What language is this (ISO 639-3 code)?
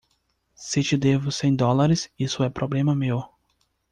por